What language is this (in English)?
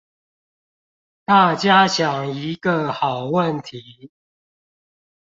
Chinese